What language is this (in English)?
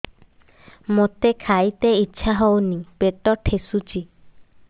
Odia